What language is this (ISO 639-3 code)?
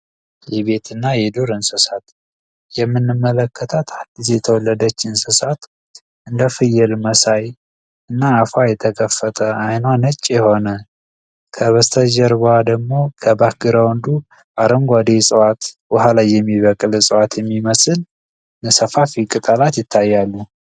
amh